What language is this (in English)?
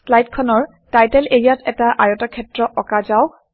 Assamese